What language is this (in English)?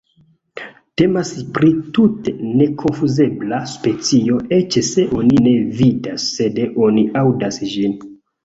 Esperanto